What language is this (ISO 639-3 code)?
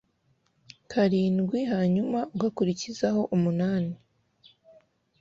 kin